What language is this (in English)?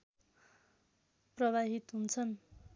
Nepali